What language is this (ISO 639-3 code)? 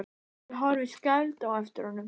isl